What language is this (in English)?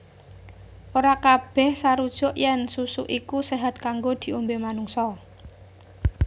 Javanese